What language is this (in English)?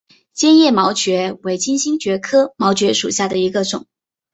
Chinese